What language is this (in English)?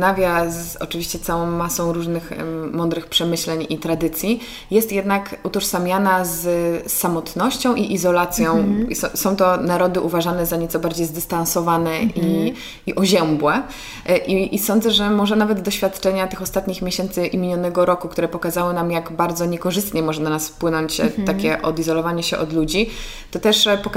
Polish